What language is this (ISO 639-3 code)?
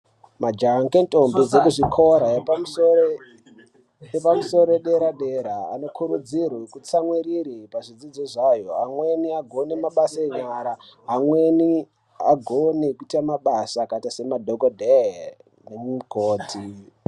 ndc